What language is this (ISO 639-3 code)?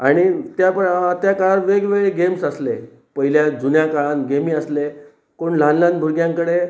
kok